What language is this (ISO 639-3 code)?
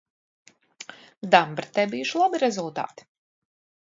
lav